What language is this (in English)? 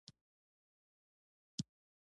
Pashto